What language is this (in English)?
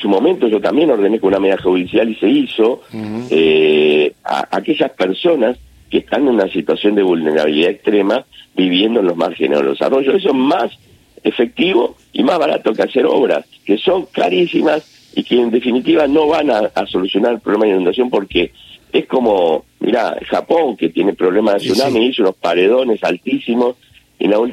Spanish